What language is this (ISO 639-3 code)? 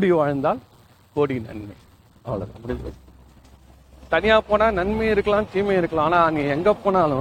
tam